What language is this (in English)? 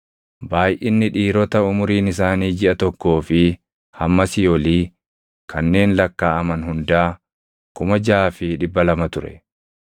Oromo